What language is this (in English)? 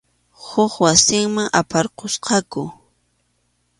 Arequipa-La Unión Quechua